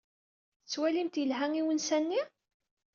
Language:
Kabyle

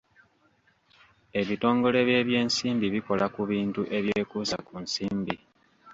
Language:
Ganda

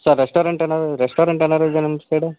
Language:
Kannada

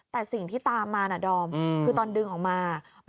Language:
Thai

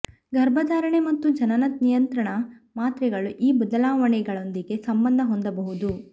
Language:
Kannada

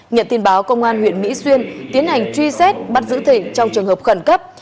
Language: Vietnamese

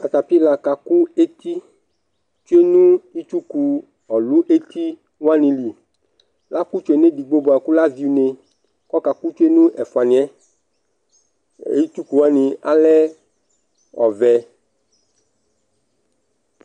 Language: Ikposo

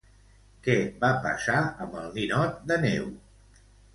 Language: Catalan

